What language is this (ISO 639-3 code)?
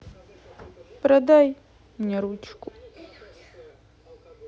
rus